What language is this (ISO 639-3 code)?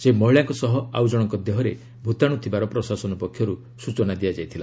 ori